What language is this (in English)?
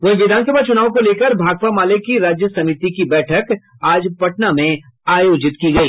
Hindi